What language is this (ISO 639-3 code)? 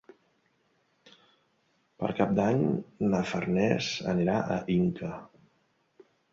cat